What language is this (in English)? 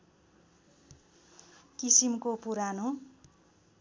Nepali